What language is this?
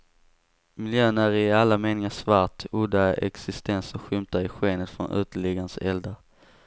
Swedish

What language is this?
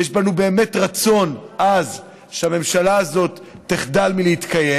Hebrew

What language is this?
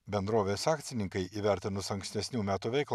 Lithuanian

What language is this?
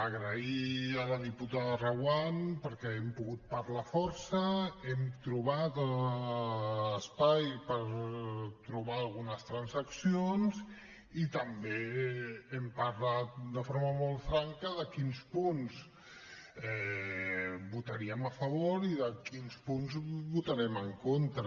Catalan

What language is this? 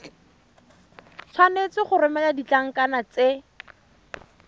Tswana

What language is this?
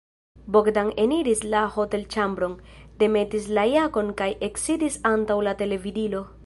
Esperanto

